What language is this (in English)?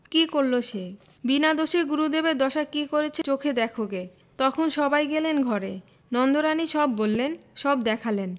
Bangla